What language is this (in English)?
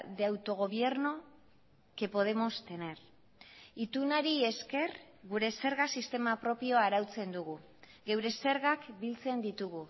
Basque